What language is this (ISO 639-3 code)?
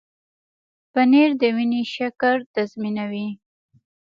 pus